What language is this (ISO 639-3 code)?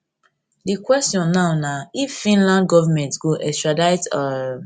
pcm